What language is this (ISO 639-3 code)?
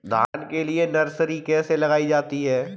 hin